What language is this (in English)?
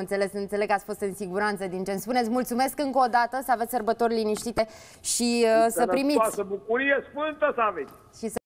Romanian